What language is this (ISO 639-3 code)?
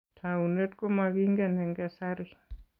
kln